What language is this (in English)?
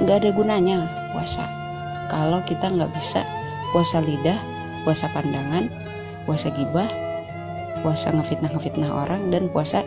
Indonesian